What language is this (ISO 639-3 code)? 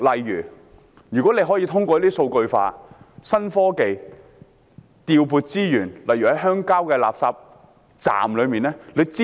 yue